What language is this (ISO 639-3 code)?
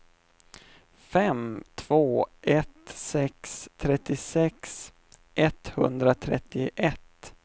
swe